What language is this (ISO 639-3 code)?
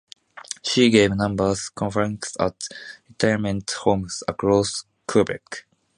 eng